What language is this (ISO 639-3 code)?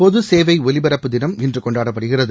tam